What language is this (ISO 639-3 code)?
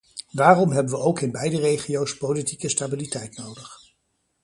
nld